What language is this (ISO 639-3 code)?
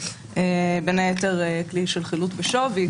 heb